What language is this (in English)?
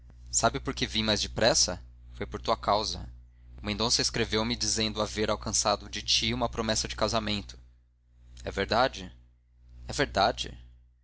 Portuguese